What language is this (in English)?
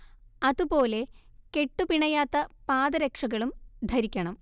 Malayalam